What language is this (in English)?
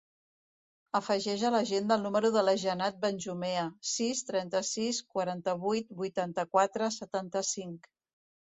Catalan